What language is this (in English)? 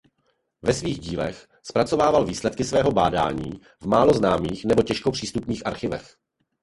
Czech